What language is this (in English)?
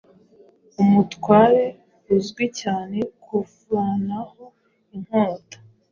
Kinyarwanda